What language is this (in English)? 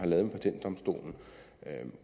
Danish